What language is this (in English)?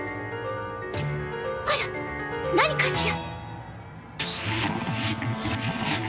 Japanese